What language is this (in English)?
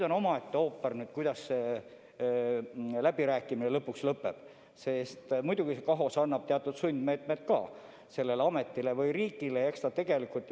Estonian